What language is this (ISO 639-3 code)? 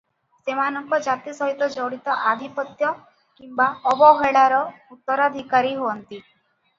ori